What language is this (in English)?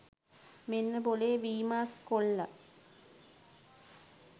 Sinhala